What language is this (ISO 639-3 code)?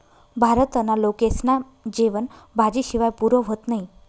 mar